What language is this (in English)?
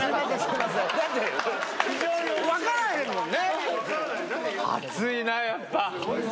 Japanese